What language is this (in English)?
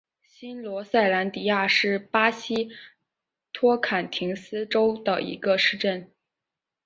Chinese